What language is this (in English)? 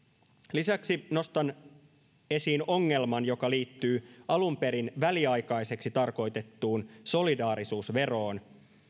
Finnish